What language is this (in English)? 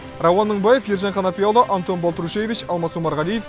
Kazakh